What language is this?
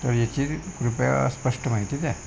Marathi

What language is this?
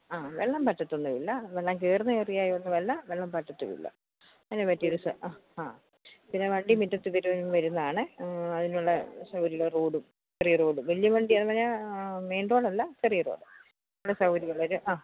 Malayalam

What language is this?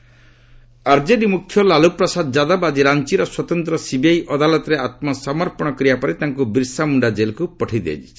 Odia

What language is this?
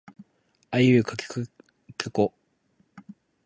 Japanese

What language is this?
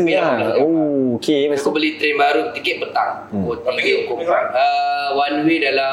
Malay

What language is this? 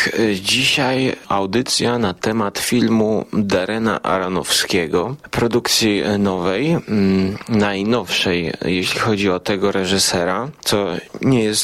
Polish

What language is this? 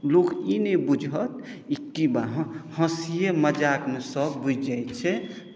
Maithili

